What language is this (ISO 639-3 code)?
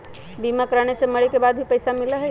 mag